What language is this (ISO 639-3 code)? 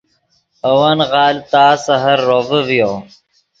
ydg